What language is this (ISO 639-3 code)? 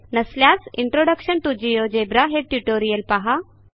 mar